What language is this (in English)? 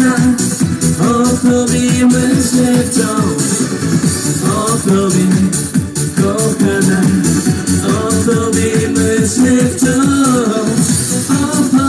Polish